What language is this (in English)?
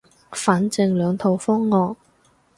Cantonese